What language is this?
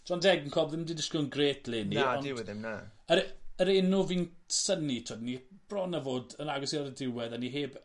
Welsh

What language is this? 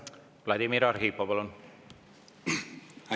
Estonian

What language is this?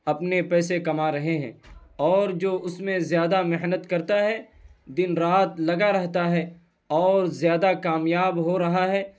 Urdu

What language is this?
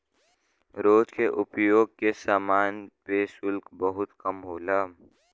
Bhojpuri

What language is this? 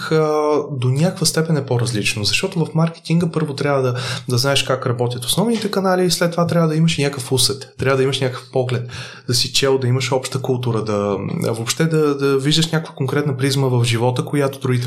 Bulgarian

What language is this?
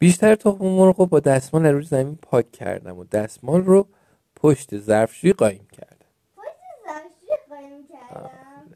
Persian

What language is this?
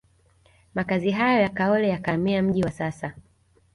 Swahili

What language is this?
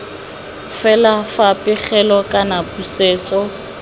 Tswana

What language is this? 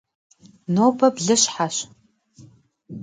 Kabardian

